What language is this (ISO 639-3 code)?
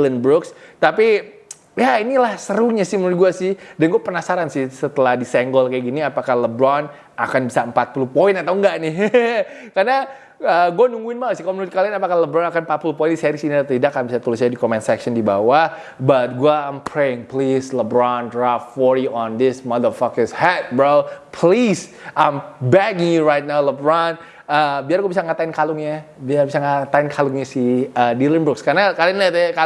ind